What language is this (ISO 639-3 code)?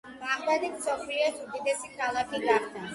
kat